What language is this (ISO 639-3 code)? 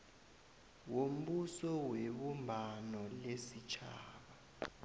nbl